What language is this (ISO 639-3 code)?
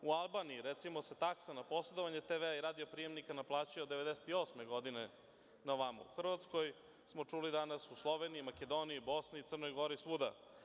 srp